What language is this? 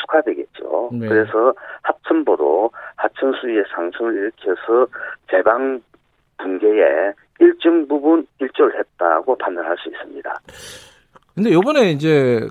Korean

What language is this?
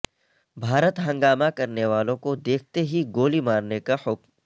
Urdu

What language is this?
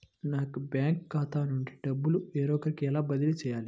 Telugu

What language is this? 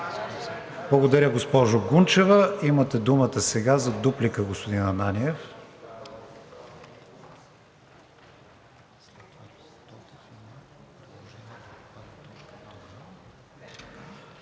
Bulgarian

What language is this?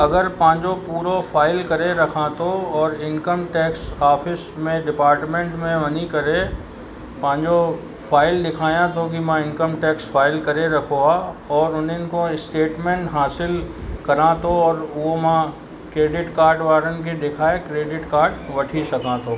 Sindhi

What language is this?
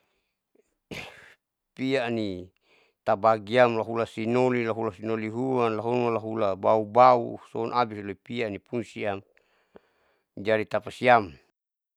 Saleman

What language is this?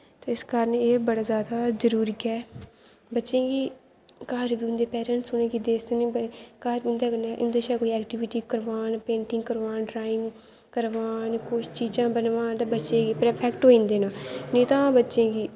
Dogri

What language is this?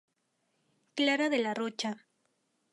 Spanish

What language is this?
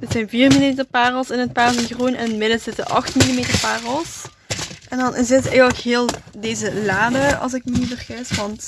Dutch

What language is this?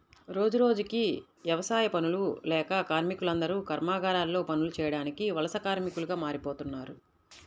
Telugu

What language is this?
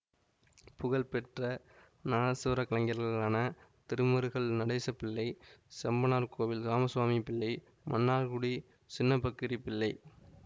Tamil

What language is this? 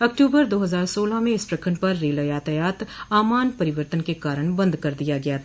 Hindi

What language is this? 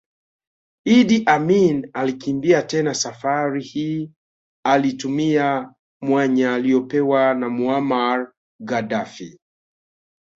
Swahili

